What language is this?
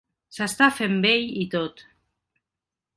Catalan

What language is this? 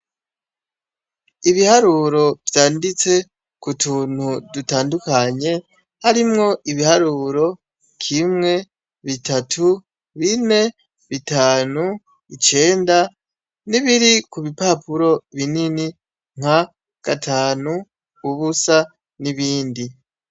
Rundi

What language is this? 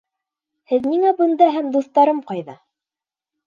Bashkir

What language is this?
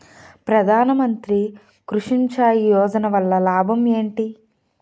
Telugu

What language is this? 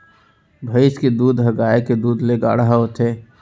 Chhattisgarhi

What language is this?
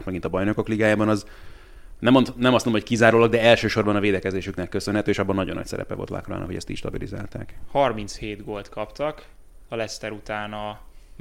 Hungarian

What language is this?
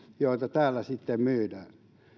Finnish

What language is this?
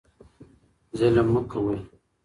Pashto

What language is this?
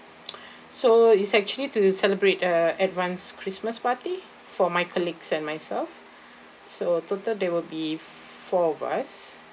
English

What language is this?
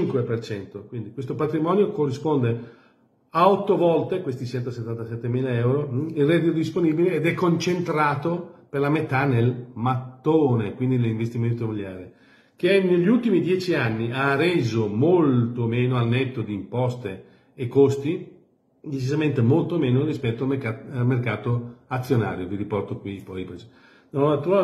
Italian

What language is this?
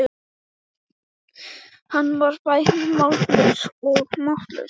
Icelandic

